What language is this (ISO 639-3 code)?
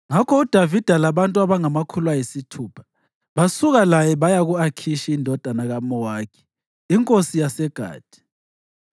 nde